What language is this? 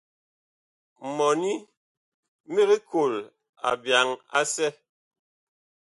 Bakoko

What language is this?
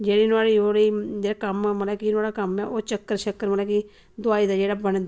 Dogri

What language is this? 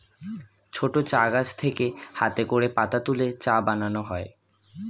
Bangla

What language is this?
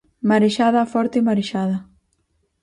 Galician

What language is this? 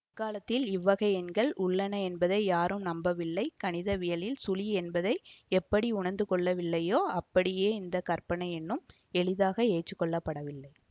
Tamil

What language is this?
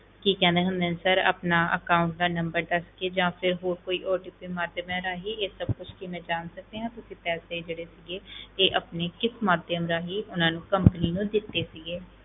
Punjabi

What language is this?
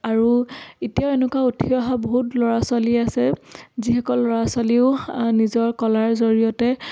Assamese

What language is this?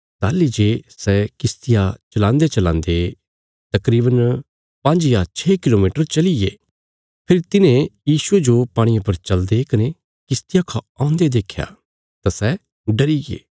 Bilaspuri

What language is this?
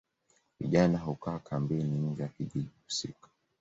Swahili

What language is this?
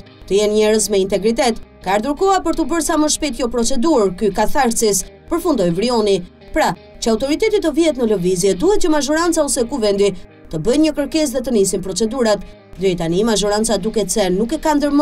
Romanian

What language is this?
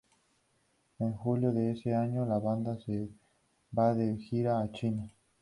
Spanish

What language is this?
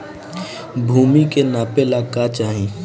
Bhojpuri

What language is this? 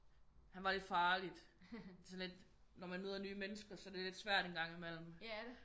Danish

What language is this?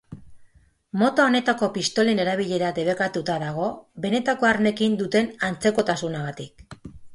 Basque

